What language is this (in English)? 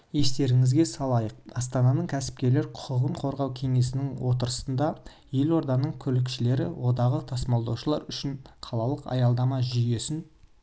Kazakh